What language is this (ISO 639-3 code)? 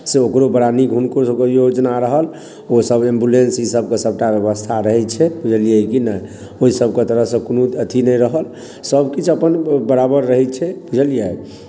mai